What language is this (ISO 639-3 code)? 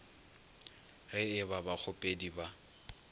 nso